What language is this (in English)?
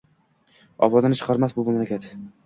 Uzbek